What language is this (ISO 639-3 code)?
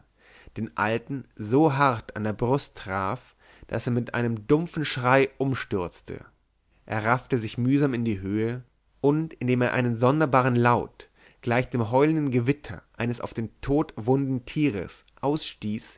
deu